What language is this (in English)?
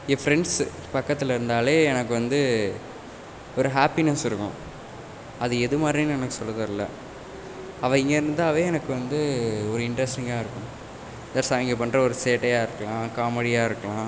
Tamil